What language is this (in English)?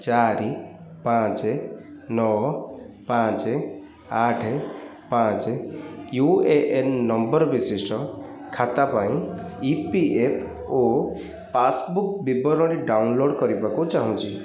Odia